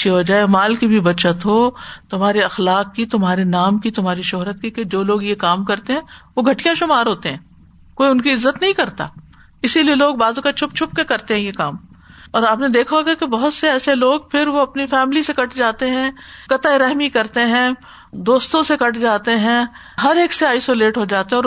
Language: Urdu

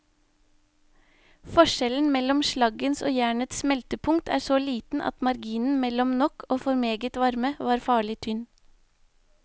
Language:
Norwegian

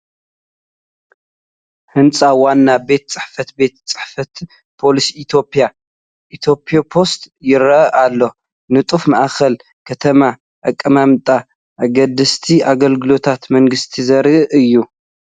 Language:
Tigrinya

